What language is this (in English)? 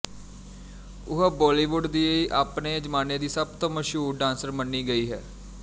Punjabi